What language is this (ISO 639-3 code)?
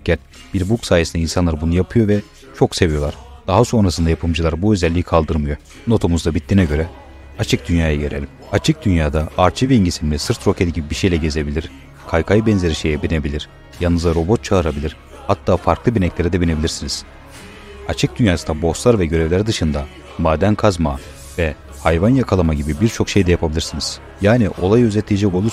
tur